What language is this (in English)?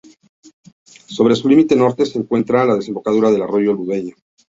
Spanish